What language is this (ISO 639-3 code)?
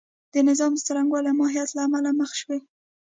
pus